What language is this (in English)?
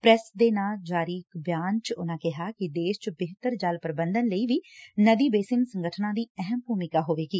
Punjabi